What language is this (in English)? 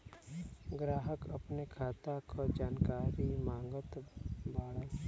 Bhojpuri